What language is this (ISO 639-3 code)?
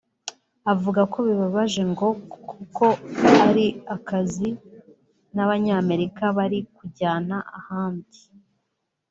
kin